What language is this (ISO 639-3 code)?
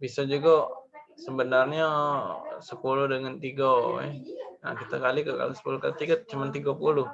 ind